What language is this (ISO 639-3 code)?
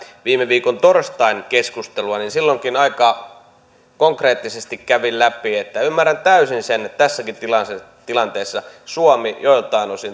fin